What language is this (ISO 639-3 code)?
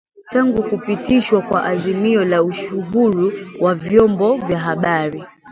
swa